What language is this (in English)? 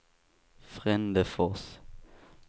Swedish